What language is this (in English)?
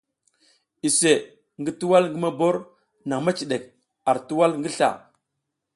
South Giziga